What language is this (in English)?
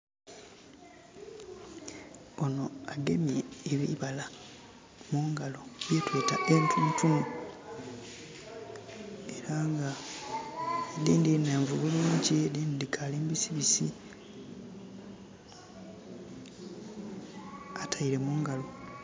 Soga